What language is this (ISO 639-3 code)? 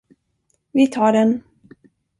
swe